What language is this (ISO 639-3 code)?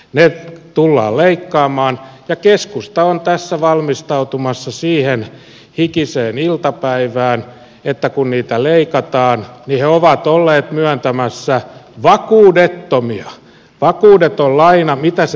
fin